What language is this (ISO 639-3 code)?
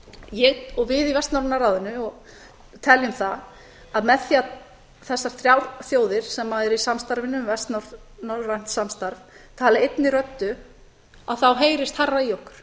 isl